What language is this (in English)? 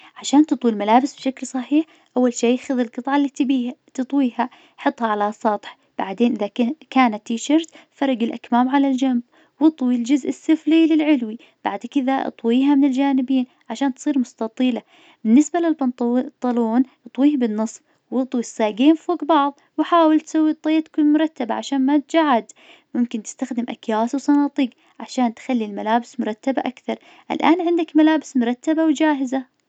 Najdi Arabic